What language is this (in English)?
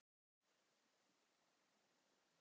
Icelandic